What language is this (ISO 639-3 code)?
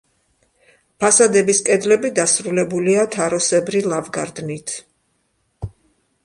kat